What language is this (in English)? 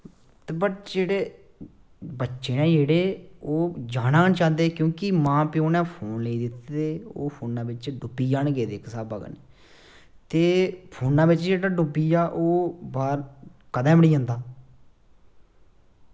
Dogri